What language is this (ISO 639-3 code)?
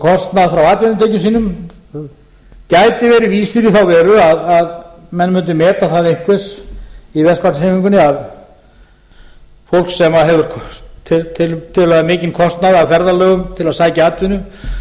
isl